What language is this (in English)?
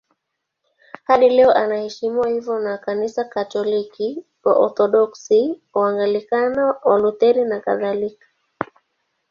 Swahili